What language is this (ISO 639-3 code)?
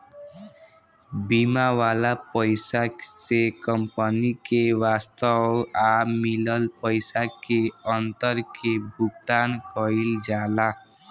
bho